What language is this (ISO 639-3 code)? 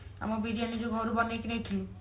ori